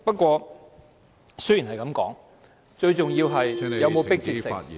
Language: Cantonese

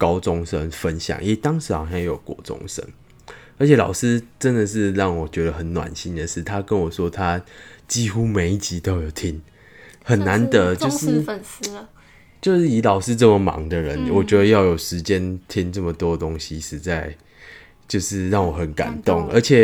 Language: Chinese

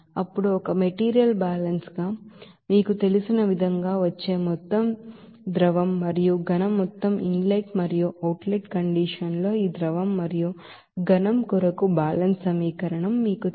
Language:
Telugu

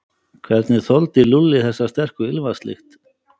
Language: Icelandic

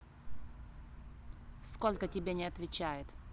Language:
Russian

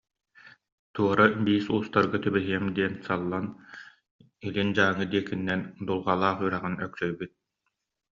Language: Yakut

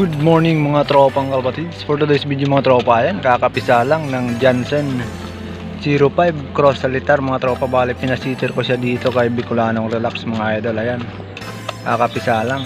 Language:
Filipino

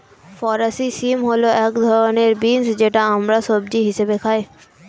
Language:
Bangla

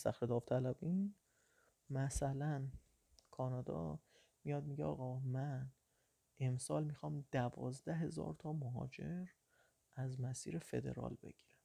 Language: Persian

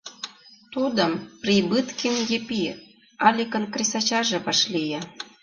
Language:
Mari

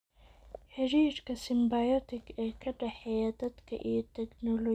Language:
Somali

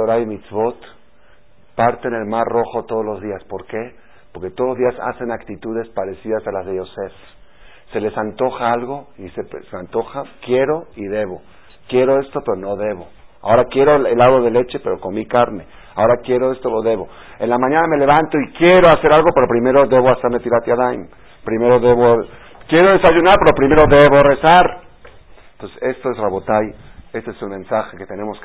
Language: Spanish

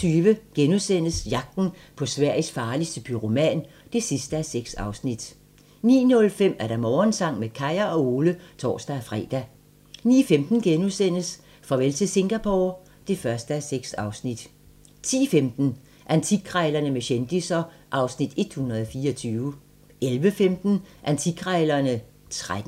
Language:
Danish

